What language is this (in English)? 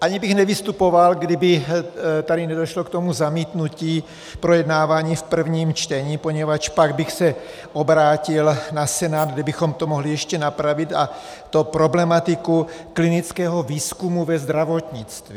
Czech